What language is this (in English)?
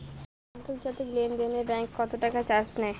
Bangla